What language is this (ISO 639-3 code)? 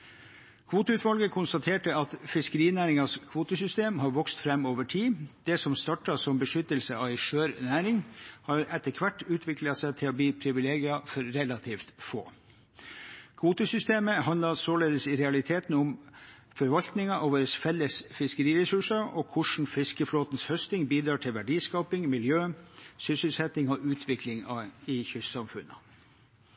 nob